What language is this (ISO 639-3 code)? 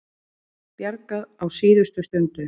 isl